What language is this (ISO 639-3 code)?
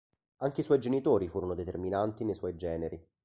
ita